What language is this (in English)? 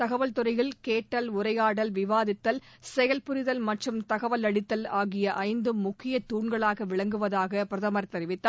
Tamil